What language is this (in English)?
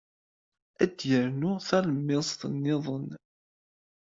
Kabyle